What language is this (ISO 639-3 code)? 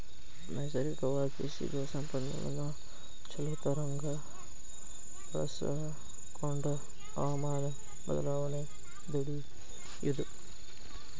kan